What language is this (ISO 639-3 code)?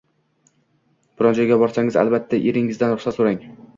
uzb